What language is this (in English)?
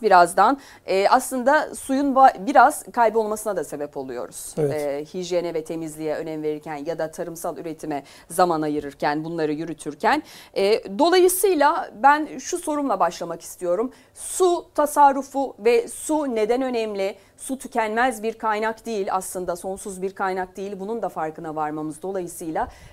Turkish